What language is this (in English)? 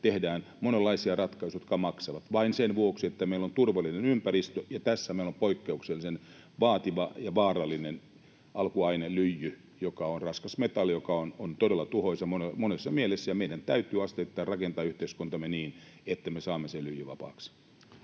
Finnish